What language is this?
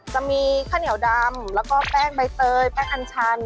Thai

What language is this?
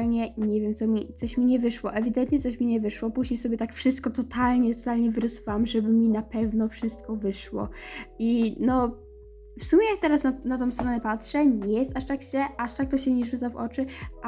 Polish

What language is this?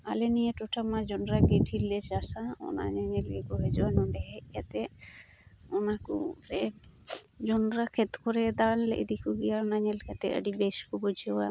Santali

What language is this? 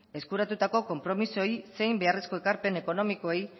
Basque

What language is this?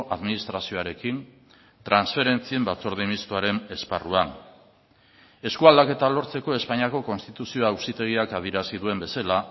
Basque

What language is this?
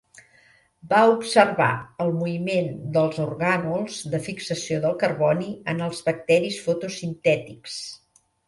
Catalan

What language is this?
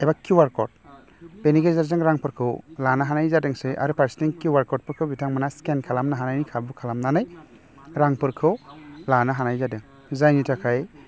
Bodo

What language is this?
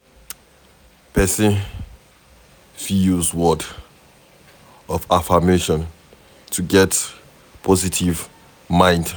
Nigerian Pidgin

